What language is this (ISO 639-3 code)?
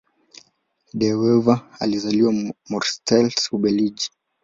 swa